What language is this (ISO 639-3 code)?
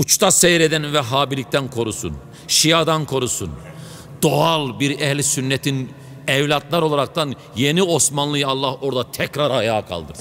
tur